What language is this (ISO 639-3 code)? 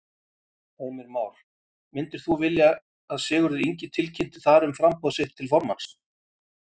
isl